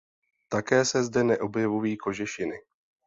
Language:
Czech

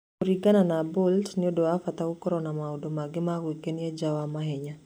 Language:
Kikuyu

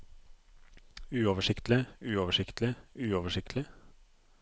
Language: Norwegian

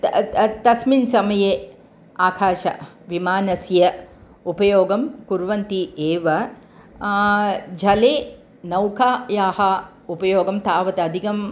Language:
Sanskrit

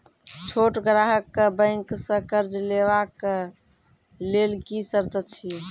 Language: Maithili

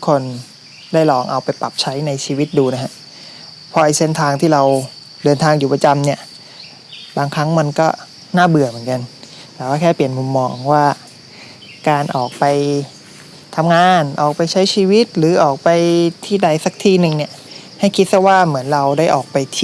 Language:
Thai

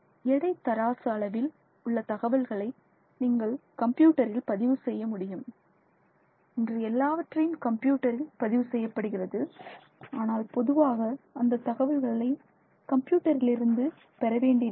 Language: Tamil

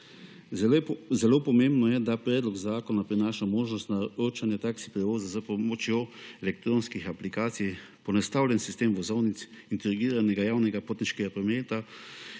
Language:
Slovenian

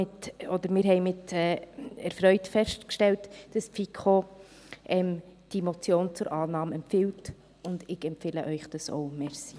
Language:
Swiss German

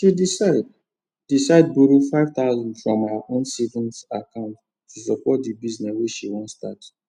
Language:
Nigerian Pidgin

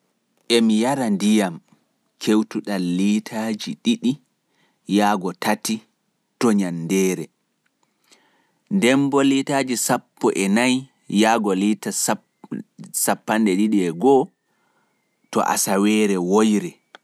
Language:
Fula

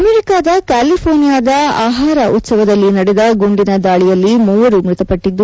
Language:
Kannada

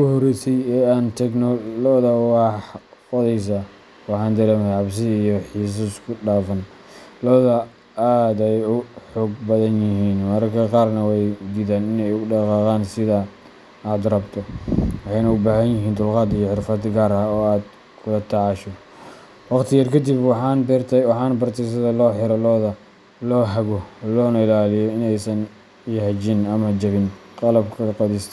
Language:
Somali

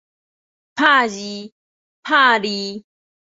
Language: Min Nan Chinese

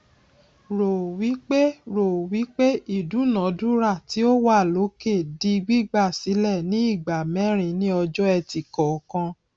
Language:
Yoruba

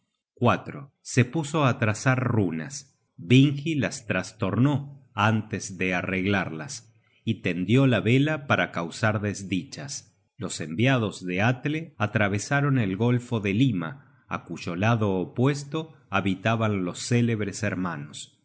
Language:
Spanish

